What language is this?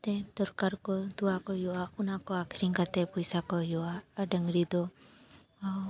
Santali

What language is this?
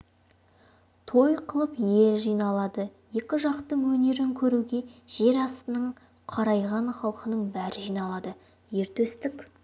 Kazakh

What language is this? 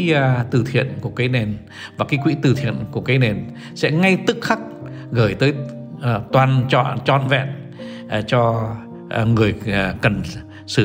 Vietnamese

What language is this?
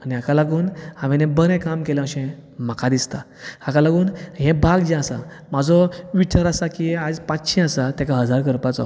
Konkani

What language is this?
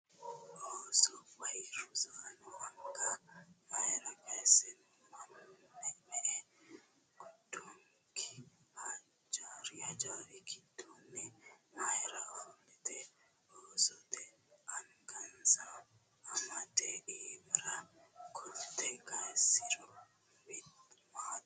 Sidamo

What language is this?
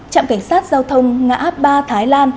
Vietnamese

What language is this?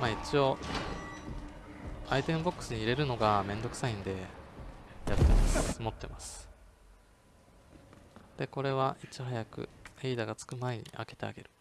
Japanese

